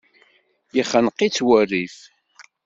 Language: Kabyle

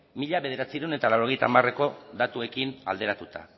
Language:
Basque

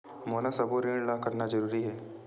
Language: Chhattisgarhi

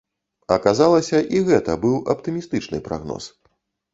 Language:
Belarusian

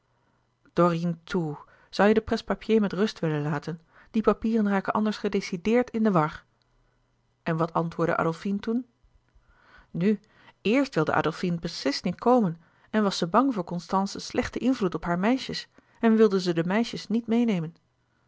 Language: Dutch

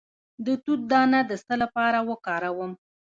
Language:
Pashto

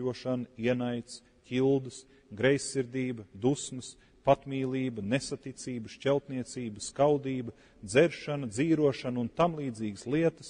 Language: Latvian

